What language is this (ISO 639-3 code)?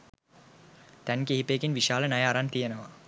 sin